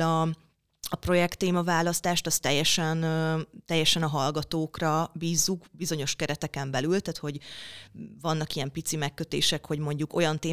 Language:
Hungarian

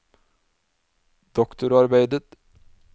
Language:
Norwegian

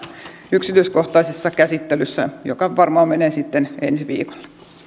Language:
Finnish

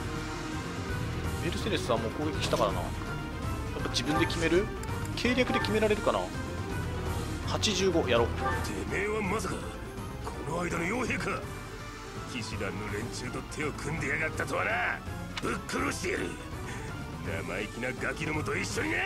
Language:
Japanese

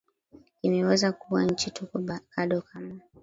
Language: Swahili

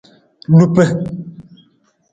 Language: Nawdm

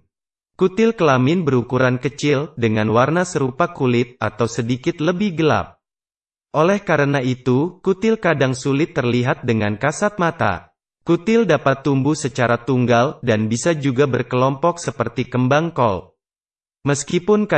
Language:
Indonesian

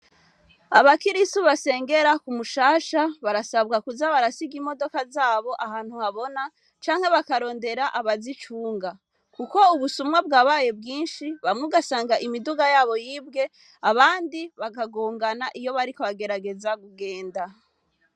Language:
Rundi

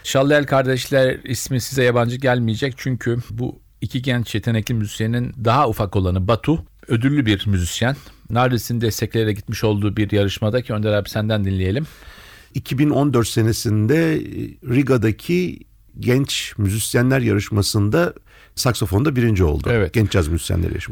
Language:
Turkish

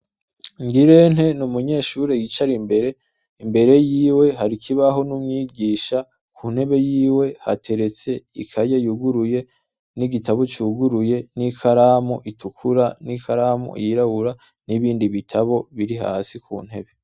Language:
Rundi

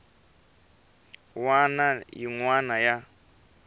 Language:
Tsonga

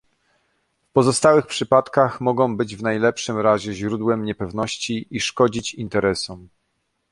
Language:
Polish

